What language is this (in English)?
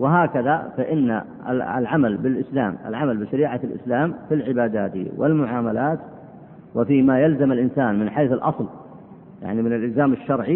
Arabic